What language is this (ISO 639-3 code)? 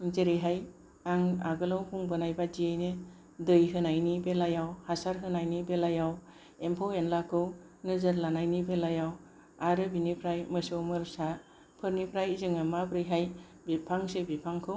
brx